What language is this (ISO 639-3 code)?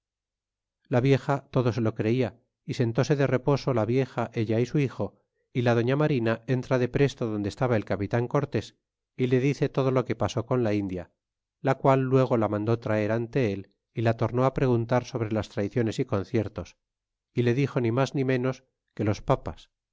spa